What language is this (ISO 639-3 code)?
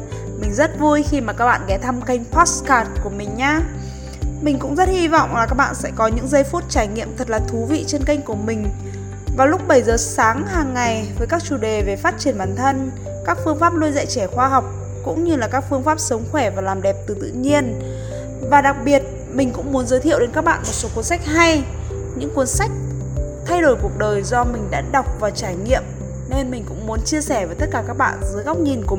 vie